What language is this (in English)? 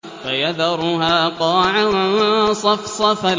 Arabic